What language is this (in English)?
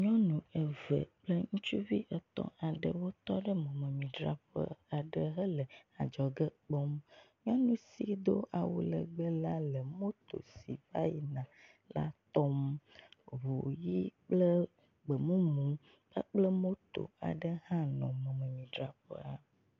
Ewe